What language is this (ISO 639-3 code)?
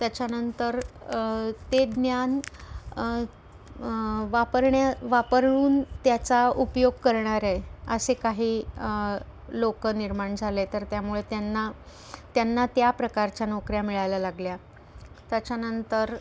mar